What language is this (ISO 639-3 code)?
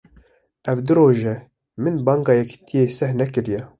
kur